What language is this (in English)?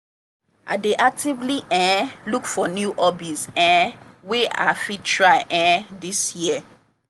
Nigerian Pidgin